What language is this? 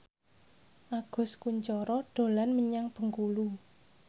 Javanese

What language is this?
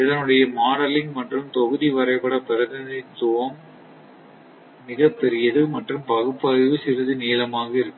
Tamil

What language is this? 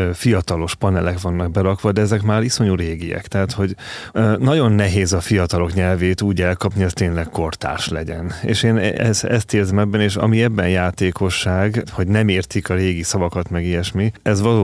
Hungarian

